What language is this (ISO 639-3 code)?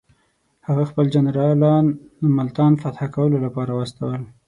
pus